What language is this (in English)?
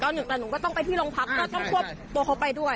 Thai